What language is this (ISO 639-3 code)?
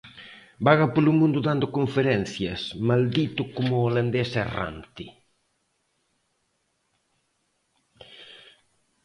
glg